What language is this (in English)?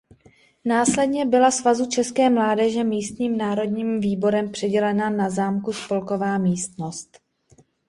Czech